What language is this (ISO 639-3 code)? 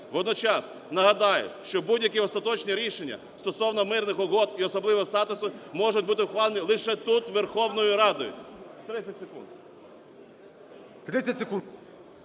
ukr